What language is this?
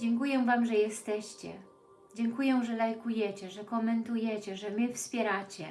Polish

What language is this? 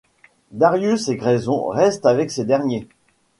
French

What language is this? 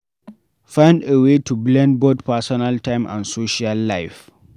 Nigerian Pidgin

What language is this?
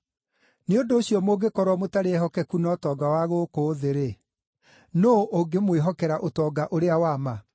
Kikuyu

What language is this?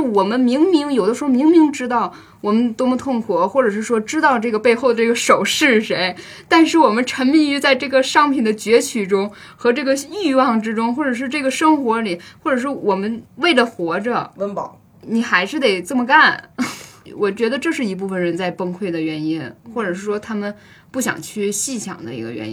Chinese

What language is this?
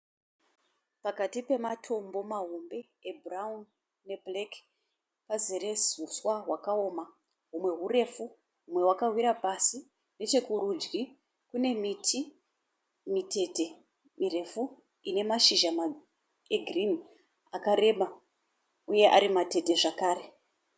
Shona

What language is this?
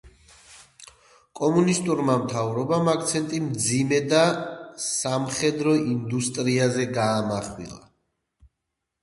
Georgian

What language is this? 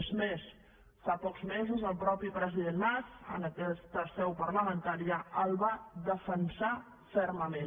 Catalan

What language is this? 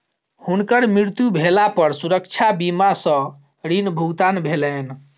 Maithili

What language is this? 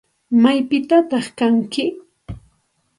Santa Ana de Tusi Pasco Quechua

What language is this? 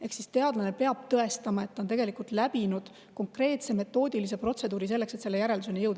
Estonian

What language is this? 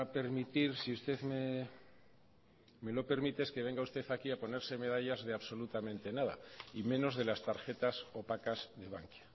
Spanish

